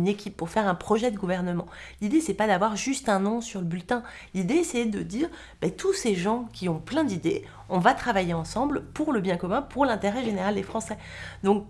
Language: French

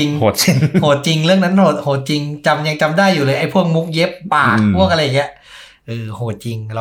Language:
Thai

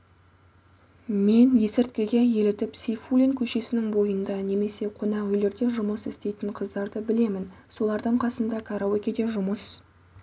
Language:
Kazakh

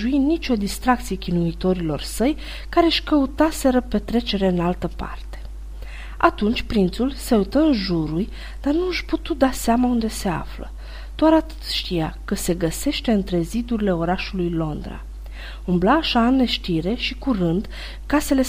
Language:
Romanian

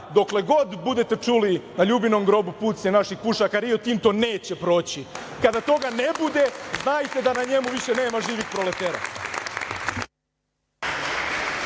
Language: Serbian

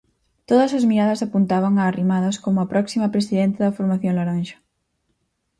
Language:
Galician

